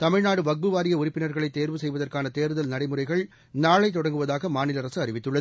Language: Tamil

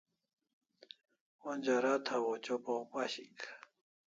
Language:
Kalasha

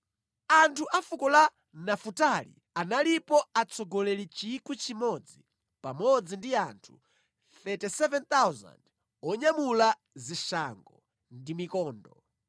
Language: Nyanja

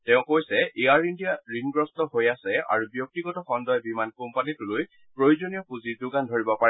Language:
Assamese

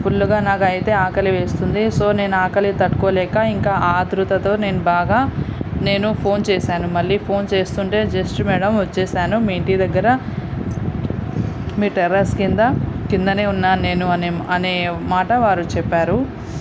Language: Telugu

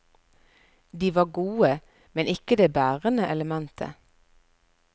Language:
Norwegian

